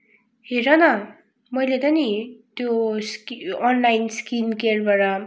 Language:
Nepali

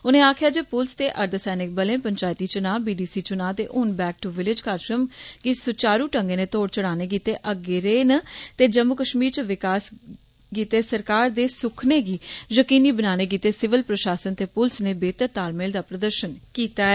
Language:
Dogri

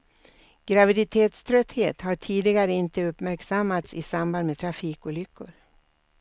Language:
Swedish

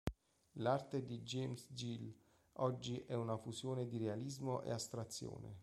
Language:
Italian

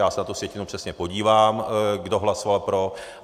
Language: Czech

